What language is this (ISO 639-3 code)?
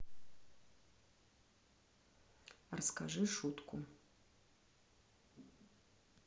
rus